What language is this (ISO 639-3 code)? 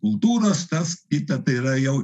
lit